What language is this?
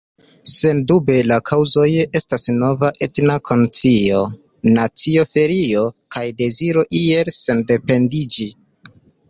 Esperanto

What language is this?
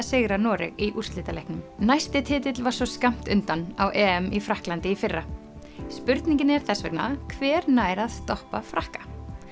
Icelandic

